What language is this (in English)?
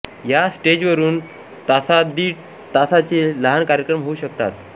Marathi